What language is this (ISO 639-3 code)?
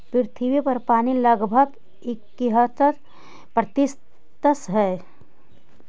mag